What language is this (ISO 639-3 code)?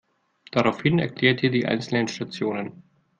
deu